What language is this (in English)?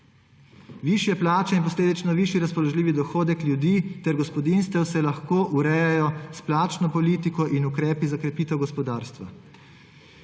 Slovenian